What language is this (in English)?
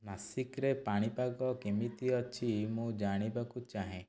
Odia